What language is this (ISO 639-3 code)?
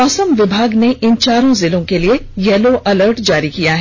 hin